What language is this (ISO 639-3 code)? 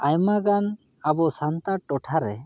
sat